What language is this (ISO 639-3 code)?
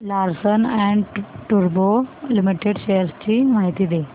mar